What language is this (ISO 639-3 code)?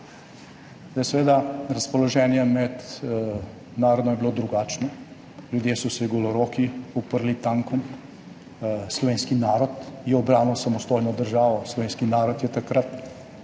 slv